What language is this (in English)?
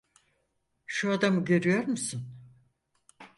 Turkish